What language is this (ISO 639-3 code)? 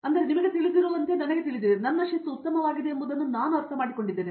kan